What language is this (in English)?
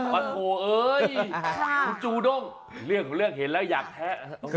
Thai